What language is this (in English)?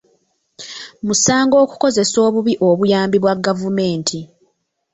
Ganda